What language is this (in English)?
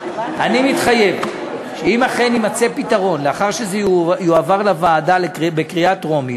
Hebrew